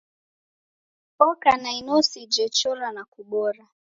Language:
Taita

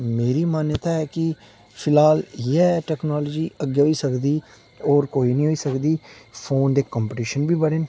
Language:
Dogri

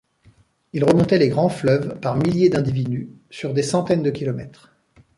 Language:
French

